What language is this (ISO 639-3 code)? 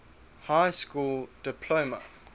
eng